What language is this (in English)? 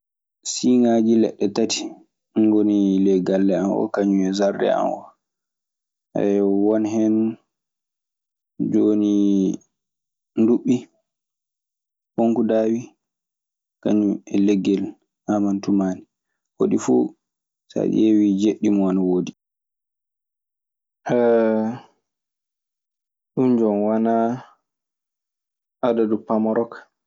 Maasina Fulfulde